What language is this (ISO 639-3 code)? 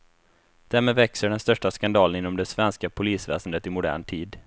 swe